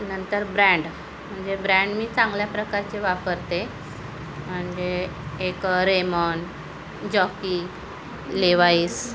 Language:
Marathi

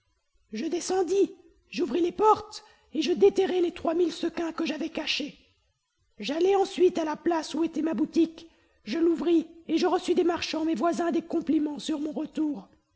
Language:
French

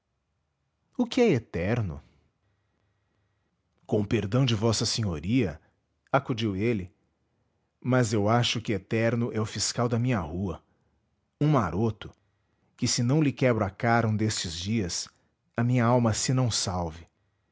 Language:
Portuguese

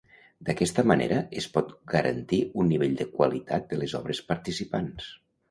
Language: Catalan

